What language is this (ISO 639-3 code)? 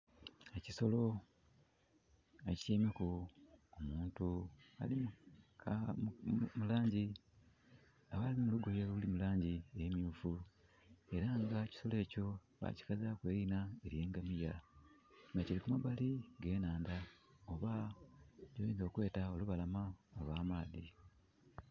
xog